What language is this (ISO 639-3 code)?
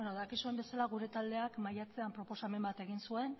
eus